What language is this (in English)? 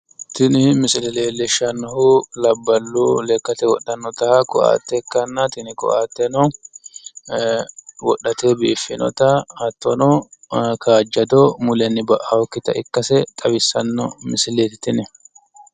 Sidamo